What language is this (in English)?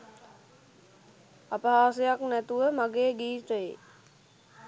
Sinhala